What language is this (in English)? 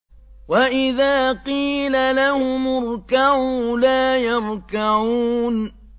Arabic